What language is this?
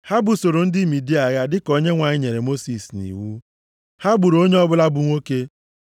Igbo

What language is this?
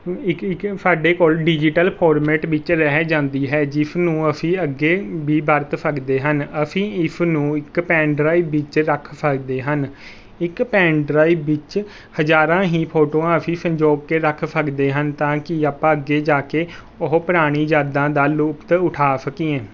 Punjabi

